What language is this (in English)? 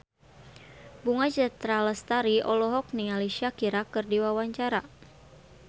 Sundanese